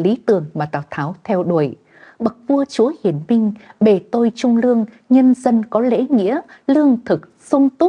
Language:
Vietnamese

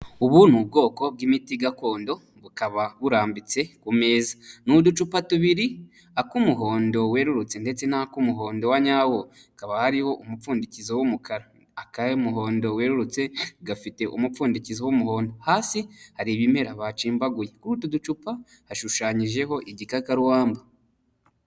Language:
Kinyarwanda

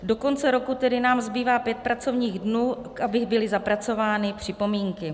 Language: Czech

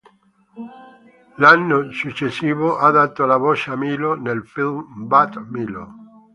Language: Italian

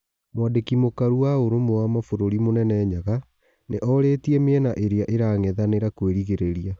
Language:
Kikuyu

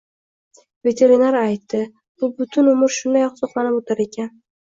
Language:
Uzbek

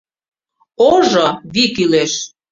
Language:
Mari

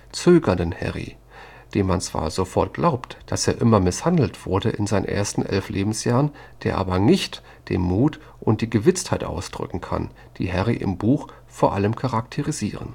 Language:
German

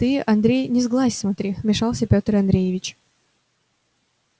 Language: Russian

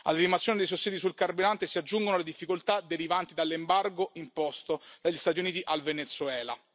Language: Italian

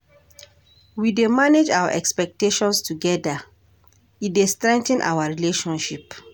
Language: Nigerian Pidgin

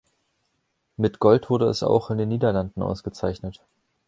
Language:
German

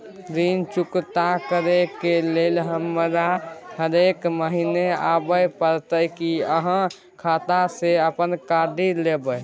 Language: Maithili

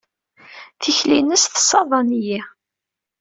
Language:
Kabyle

